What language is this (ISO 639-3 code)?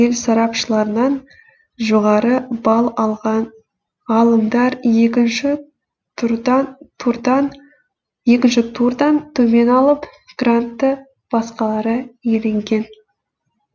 kaz